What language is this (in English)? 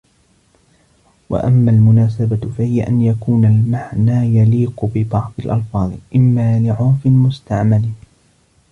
Arabic